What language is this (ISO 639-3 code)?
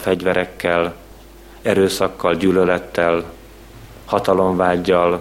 hun